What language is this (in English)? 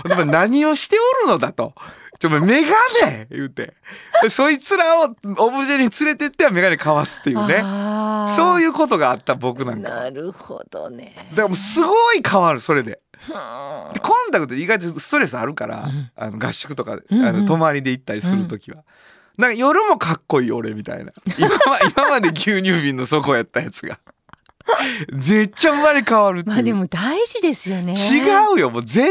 Japanese